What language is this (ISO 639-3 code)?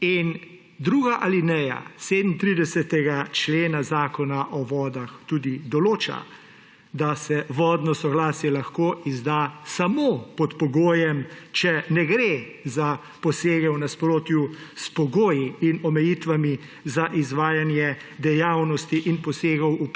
slv